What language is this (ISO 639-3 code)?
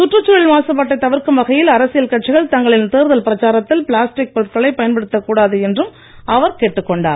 tam